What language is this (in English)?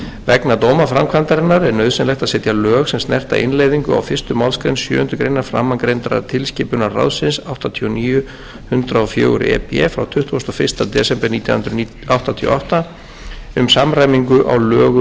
Icelandic